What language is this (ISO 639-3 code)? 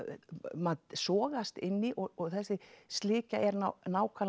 isl